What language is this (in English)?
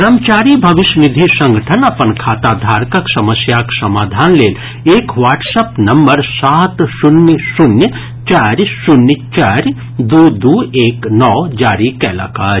Maithili